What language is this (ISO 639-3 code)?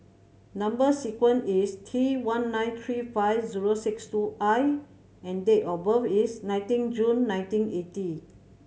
eng